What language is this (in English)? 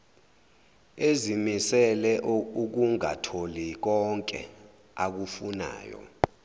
Zulu